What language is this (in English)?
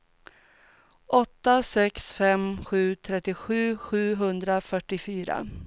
Swedish